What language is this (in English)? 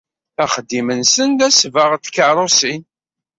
Kabyle